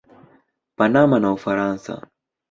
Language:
Swahili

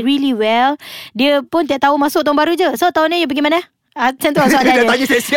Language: Malay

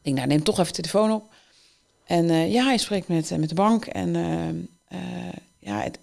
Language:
Dutch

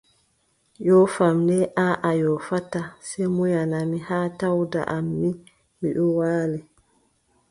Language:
Adamawa Fulfulde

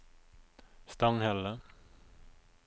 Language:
Norwegian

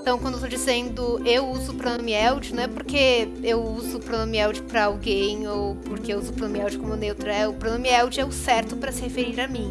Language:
Portuguese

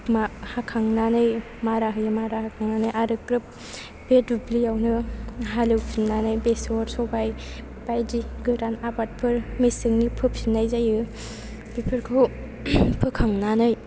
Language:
Bodo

